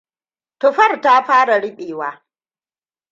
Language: Hausa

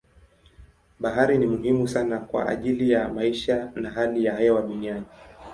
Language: Swahili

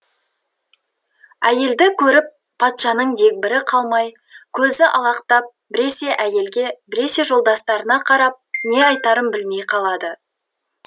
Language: Kazakh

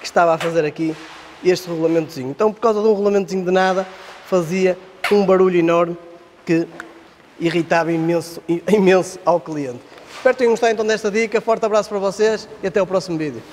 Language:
Portuguese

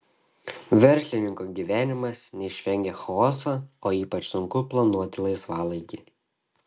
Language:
Lithuanian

